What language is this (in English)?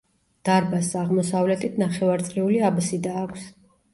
Georgian